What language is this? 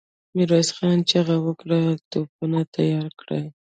Pashto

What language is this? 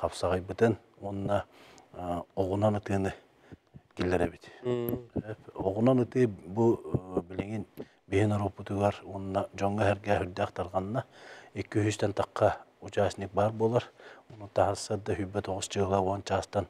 Turkish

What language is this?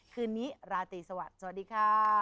Thai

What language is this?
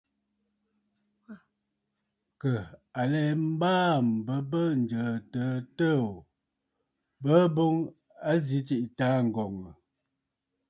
Bafut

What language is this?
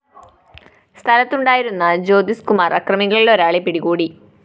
Malayalam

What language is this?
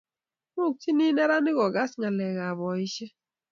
Kalenjin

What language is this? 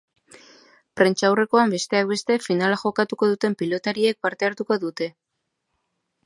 Basque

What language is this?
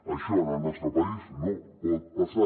Catalan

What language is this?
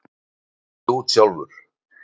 Icelandic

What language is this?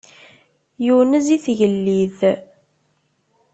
Kabyle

